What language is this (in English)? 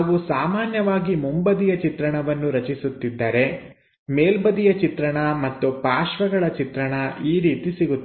Kannada